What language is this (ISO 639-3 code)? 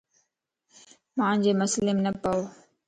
lss